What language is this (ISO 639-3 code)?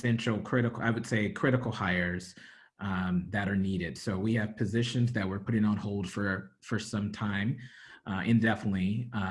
eng